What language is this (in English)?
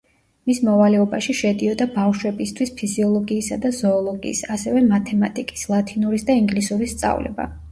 Georgian